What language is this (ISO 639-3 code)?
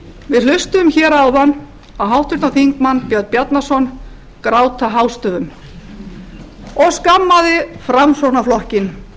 isl